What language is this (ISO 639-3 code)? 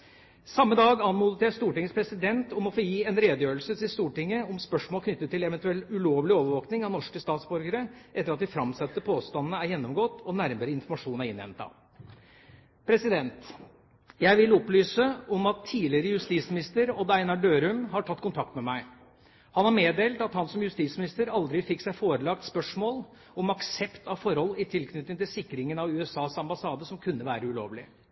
nob